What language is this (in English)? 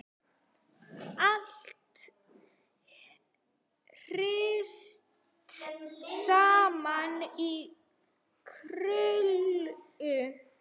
Icelandic